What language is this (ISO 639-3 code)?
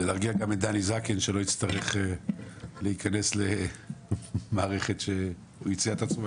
heb